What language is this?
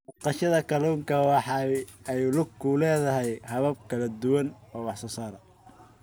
Somali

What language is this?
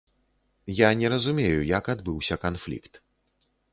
Belarusian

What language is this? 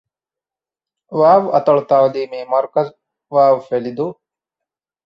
Divehi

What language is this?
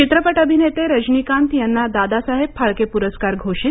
Marathi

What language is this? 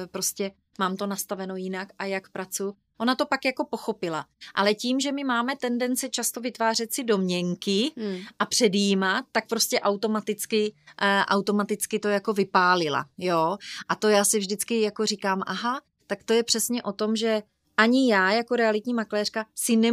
Czech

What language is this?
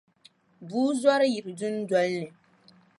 Dagbani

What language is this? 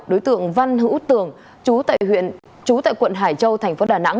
Vietnamese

